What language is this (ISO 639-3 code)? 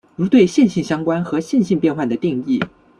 zho